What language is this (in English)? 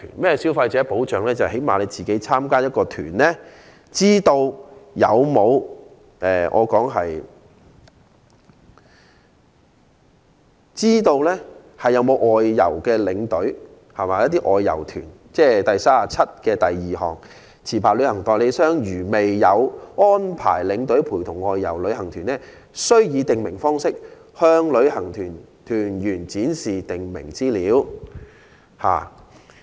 Cantonese